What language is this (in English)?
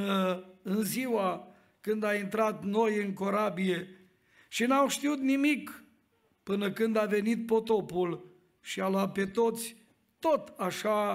Romanian